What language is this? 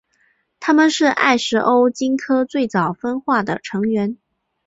Chinese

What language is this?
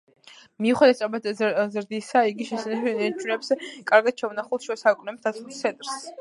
Georgian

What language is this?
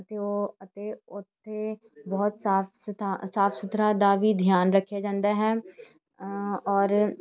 Punjabi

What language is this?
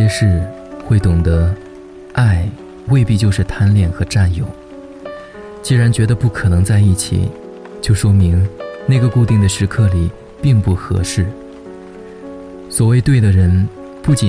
Chinese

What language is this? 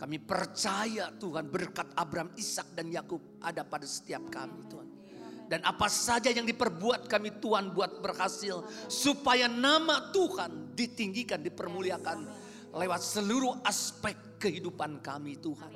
Indonesian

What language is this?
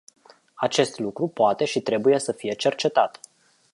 Romanian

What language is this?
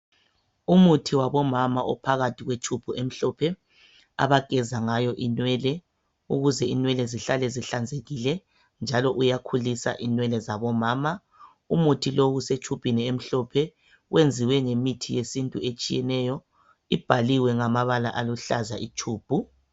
North Ndebele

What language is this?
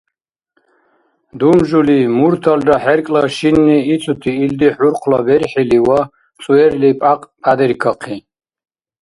Dargwa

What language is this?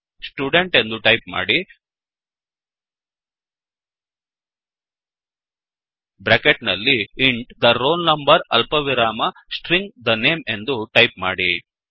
Kannada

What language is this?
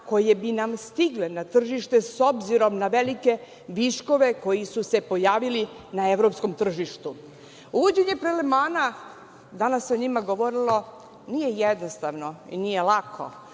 Serbian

